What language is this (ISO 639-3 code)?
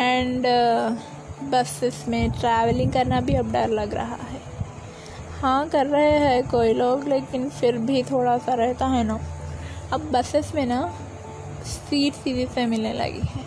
hin